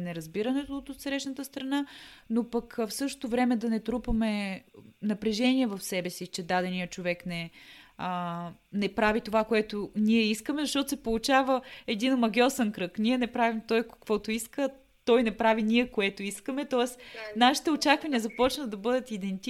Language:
Bulgarian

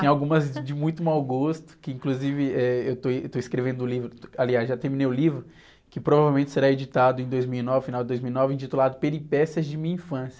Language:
Portuguese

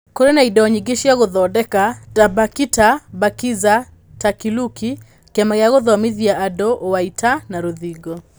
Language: Kikuyu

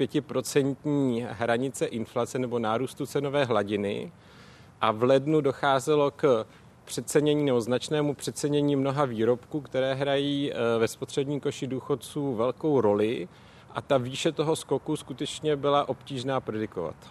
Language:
Czech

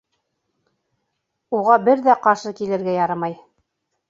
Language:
Bashkir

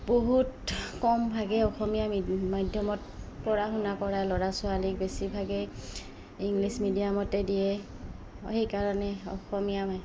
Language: Assamese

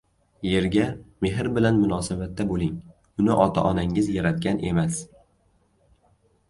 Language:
Uzbek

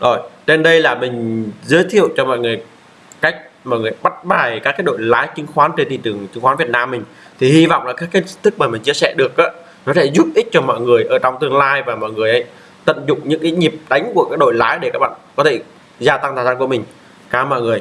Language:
Vietnamese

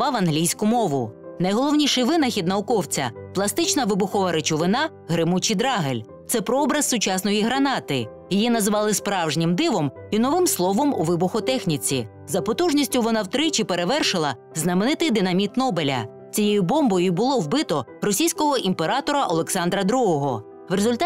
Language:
Ukrainian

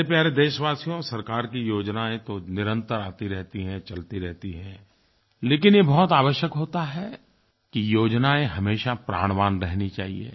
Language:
Hindi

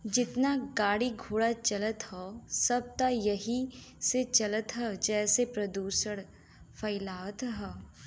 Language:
Bhojpuri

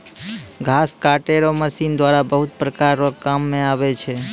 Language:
Maithili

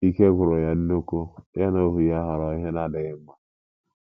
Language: Igbo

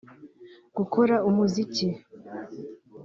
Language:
Kinyarwanda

